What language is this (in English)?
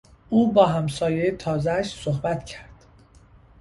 Persian